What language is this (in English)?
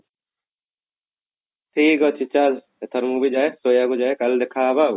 Odia